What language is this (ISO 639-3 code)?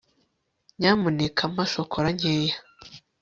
kin